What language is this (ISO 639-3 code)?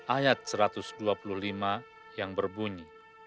ind